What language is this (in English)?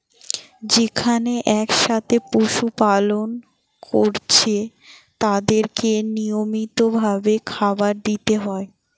Bangla